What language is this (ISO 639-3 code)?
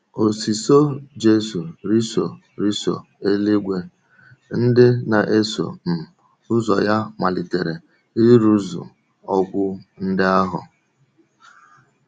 ibo